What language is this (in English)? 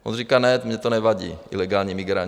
Czech